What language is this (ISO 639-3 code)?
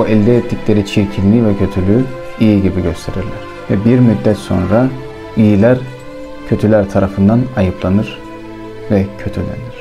tur